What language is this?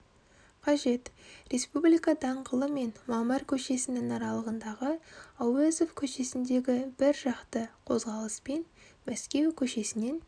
Kazakh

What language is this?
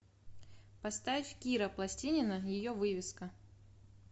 Russian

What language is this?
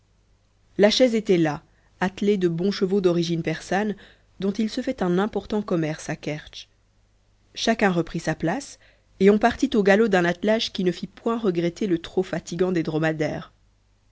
French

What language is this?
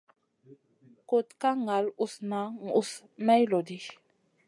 Masana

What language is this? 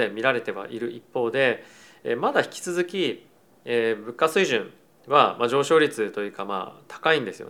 Japanese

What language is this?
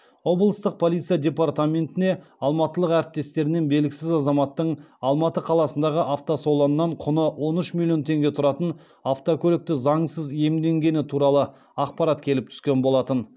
Kazakh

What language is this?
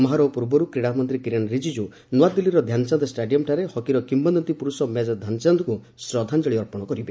Odia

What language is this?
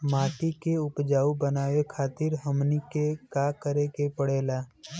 Bhojpuri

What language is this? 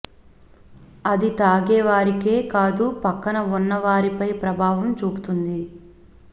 Telugu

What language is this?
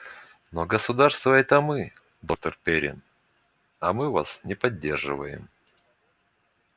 Russian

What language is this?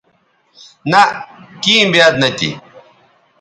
Bateri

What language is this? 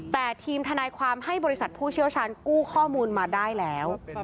Thai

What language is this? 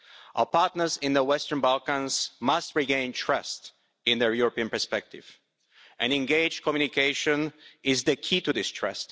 English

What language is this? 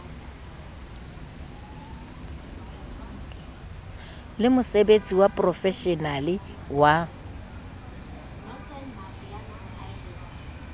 Southern Sotho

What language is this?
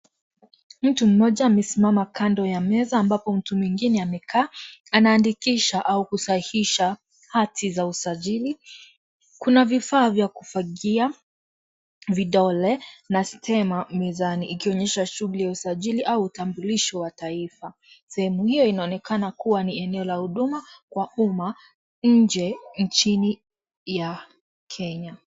Swahili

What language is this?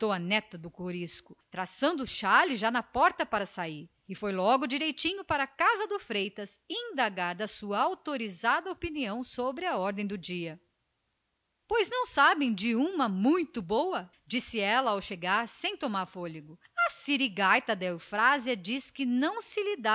Portuguese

